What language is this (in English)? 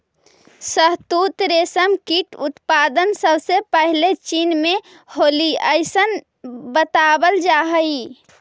Magahi